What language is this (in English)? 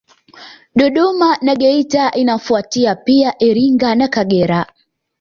Swahili